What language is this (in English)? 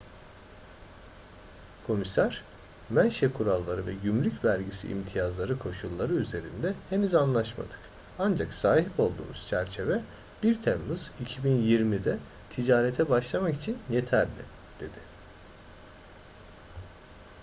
Turkish